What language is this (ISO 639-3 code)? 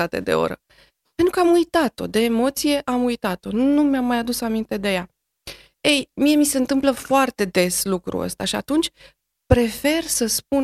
ron